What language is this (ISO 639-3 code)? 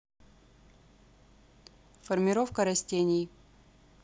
rus